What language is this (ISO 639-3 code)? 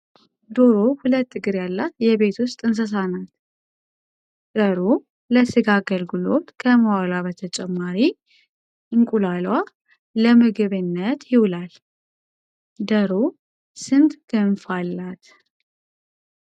amh